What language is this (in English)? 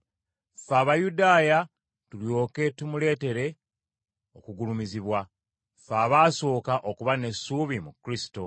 Ganda